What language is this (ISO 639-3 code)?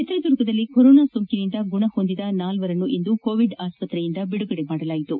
kan